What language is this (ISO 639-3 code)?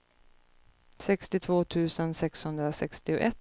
swe